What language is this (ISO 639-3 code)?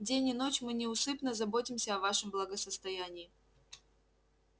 rus